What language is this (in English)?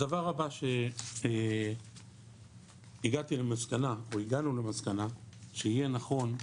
Hebrew